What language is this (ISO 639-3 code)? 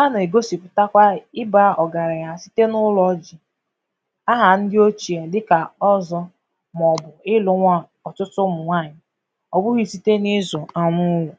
ibo